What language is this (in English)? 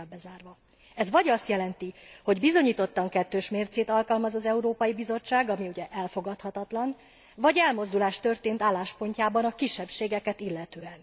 Hungarian